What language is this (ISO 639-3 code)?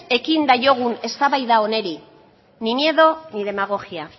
eus